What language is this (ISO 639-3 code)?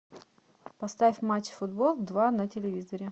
rus